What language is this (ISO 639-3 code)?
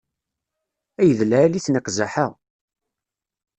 kab